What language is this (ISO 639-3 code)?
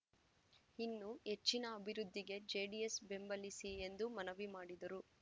kan